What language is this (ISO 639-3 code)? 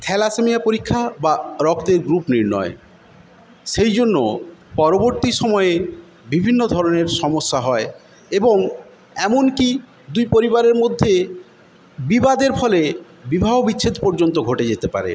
ben